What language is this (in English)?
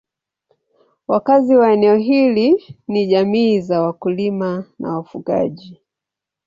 Swahili